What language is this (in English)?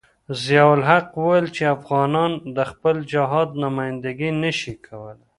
Pashto